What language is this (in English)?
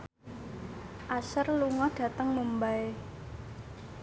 Javanese